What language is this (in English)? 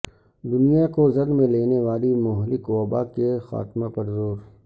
Urdu